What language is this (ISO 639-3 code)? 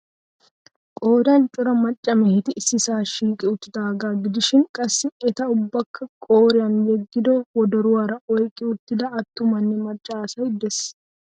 wal